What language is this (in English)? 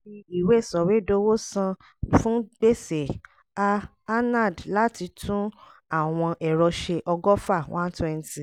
Yoruba